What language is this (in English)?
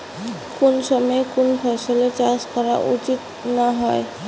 Bangla